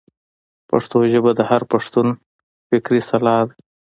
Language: Pashto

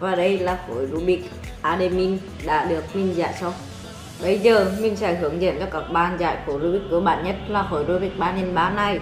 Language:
Vietnamese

